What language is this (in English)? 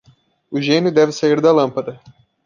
Portuguese